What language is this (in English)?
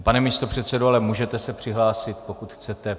Czech